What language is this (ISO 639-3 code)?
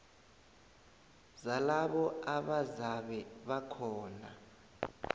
nbl